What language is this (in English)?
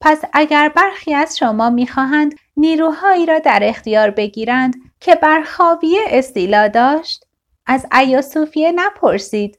Persian